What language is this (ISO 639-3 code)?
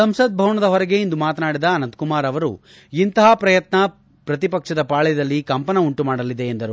kan